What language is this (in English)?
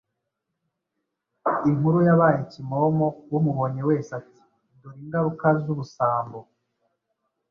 Kinyarwanda